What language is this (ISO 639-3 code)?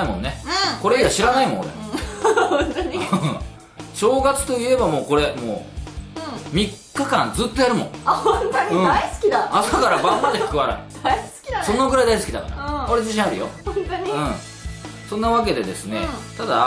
jpn